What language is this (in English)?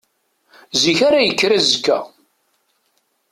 Kabyle